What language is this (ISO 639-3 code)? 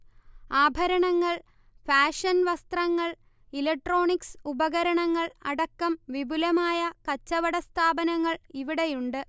mal